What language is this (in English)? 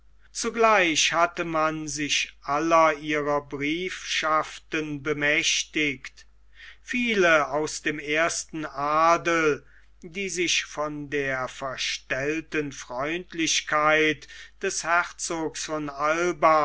German